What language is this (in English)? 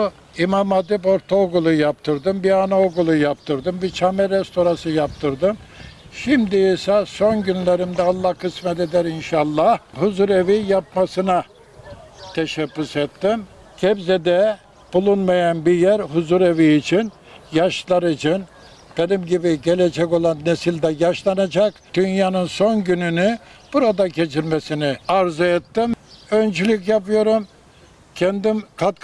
Turkish